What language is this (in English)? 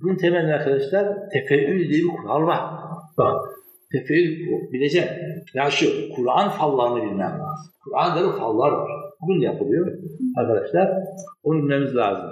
Turkish